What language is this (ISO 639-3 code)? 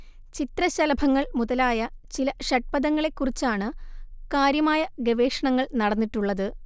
mal